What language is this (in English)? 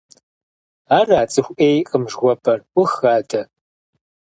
Kabardian